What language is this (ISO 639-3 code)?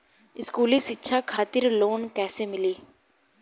bho